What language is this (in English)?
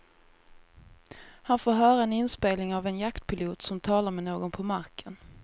Swedish